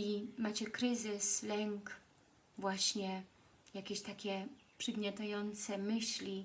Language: Polish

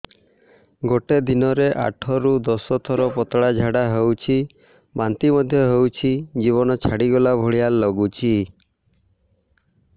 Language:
Odia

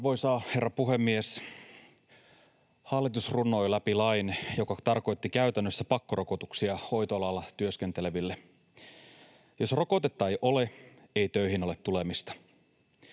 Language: Finnish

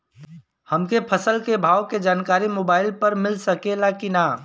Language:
Bhojpuri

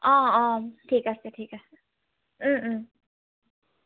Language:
Assamese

